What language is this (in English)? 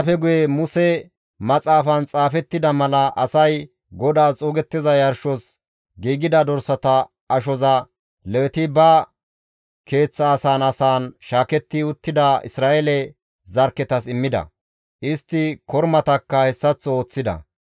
Gamo